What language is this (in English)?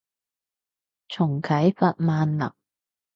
Cantonese